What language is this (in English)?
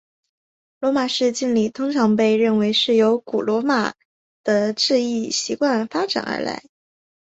Chinese